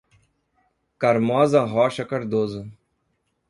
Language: Portuguese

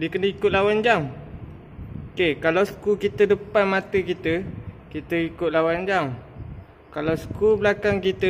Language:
Malay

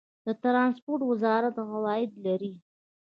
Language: Pashto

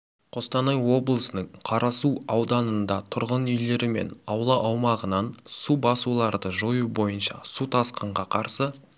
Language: Kazakh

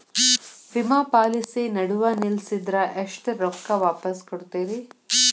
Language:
Kannada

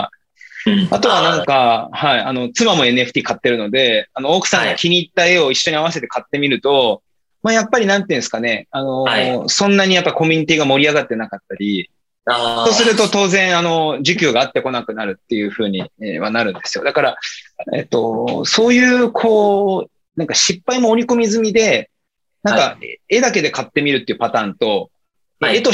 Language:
Japanese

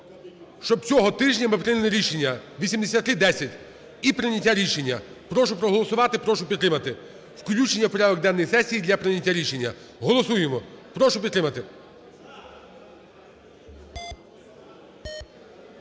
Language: Ukrainian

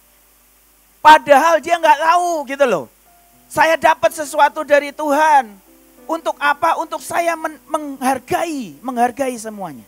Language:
Indonesian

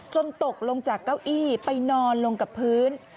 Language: Thai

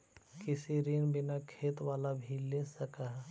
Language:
Magahi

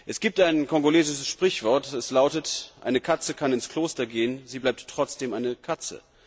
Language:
German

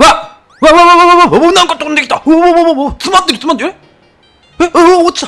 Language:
Japanese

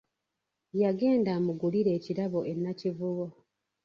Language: Ganda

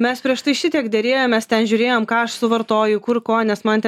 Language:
Lithuanian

